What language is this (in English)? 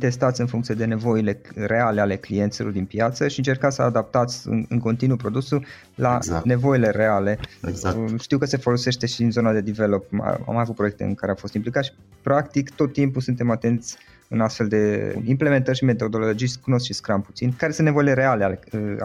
Romanian